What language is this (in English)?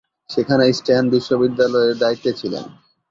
Bangla